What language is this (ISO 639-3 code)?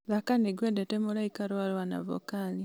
kik